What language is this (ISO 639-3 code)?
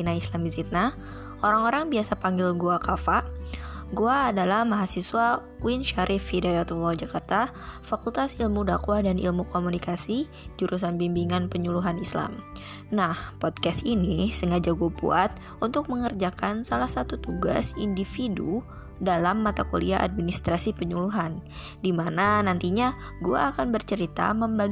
ind